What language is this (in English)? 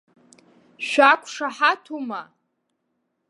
Abkhazian